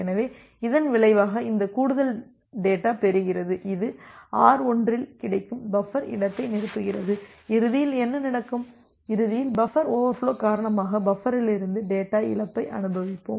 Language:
Tamil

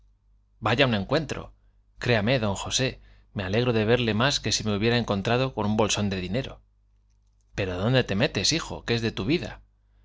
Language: Spanish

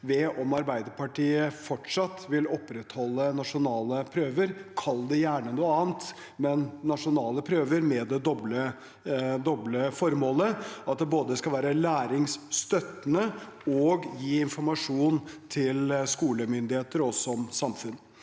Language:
Norwegian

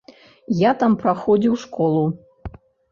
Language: Belarusian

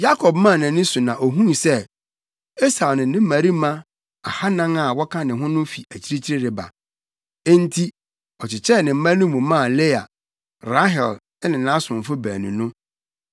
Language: Akan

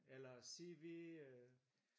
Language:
Danish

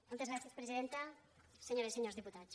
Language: Catalan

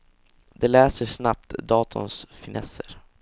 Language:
Swedish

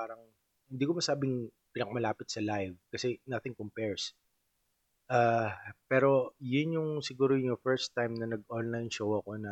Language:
Filipino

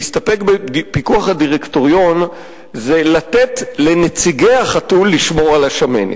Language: Hebrew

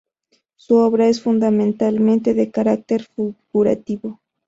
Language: Spanish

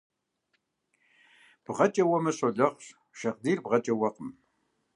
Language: Kabardian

